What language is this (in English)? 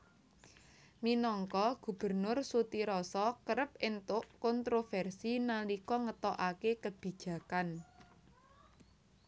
Javanese